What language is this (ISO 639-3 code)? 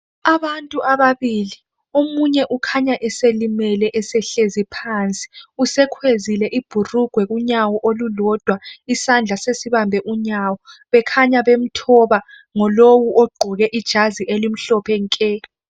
nde